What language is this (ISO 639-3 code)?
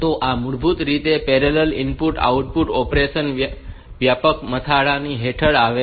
guj